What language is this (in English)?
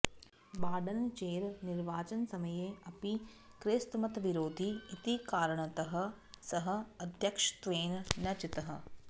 Sanskrit